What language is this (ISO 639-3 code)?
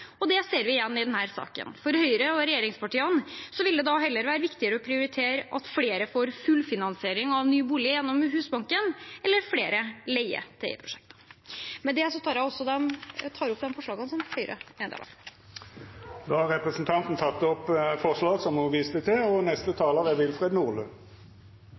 nor